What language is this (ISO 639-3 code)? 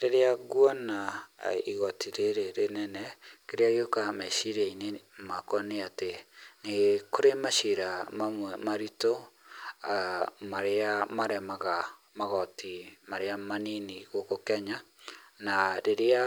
kik